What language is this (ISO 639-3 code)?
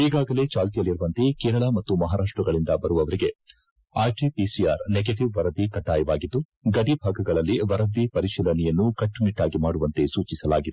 kan